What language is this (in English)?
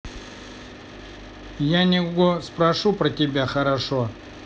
Russian